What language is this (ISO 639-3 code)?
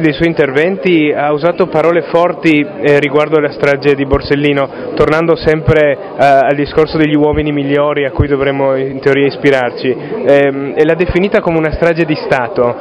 ita